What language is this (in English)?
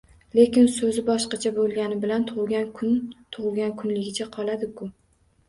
Uzbek